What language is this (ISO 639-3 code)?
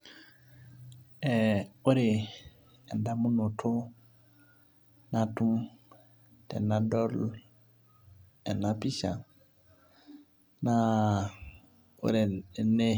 mas